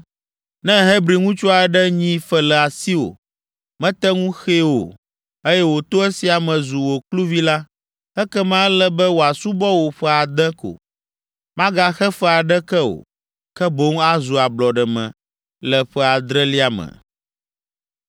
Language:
Ewe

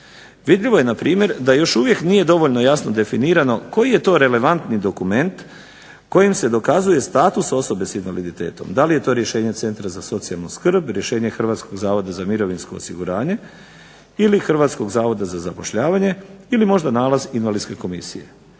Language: Croatian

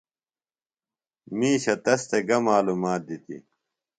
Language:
Phalura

